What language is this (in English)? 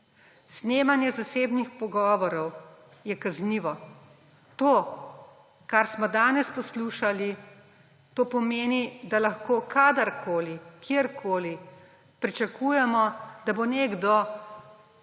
Slovenian